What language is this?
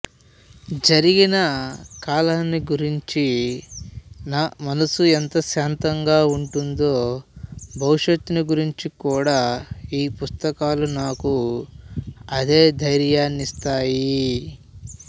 Telugu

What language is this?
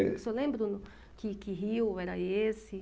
Portuguese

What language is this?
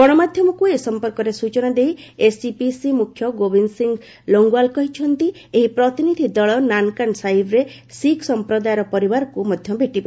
Odia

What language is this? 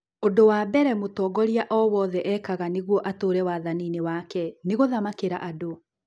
Kikuyu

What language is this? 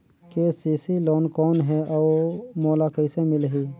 Chhattisgarhi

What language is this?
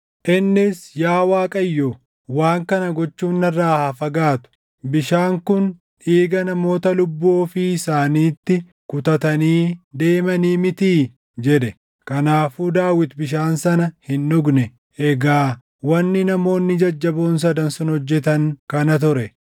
Oromo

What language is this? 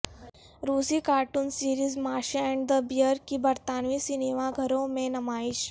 Urdu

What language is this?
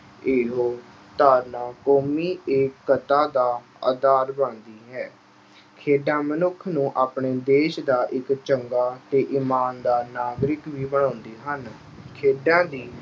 Punjabi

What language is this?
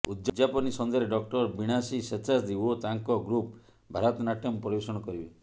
Odia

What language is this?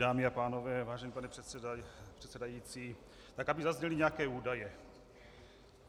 Czech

